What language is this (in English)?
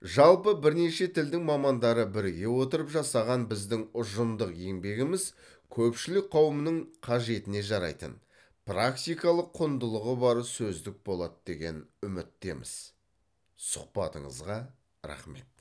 Kazakh